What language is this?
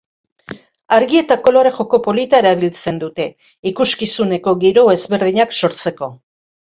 Basque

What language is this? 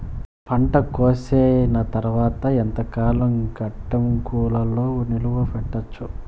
Telugu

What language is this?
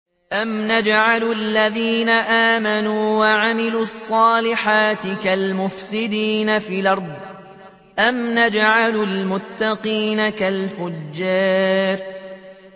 Arabic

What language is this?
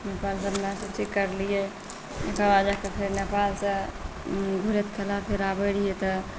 Maithili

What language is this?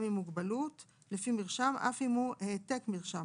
Hebrew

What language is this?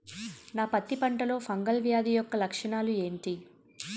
Telugu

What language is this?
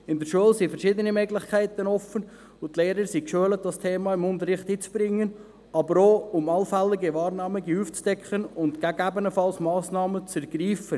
Swiss German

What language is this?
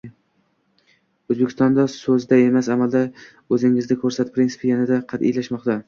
Uzbek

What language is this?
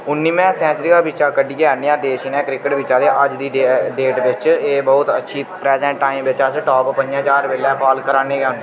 Dogri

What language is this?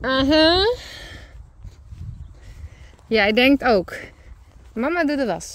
Dutch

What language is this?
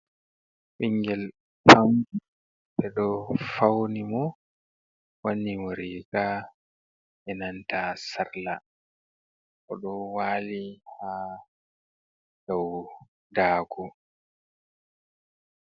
Fula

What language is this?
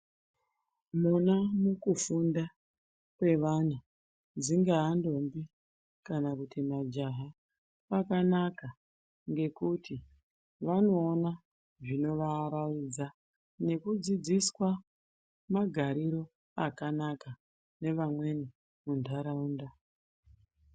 Ndau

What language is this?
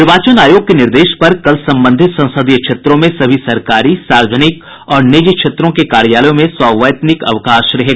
Hindi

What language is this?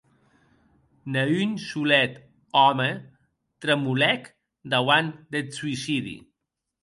Occitan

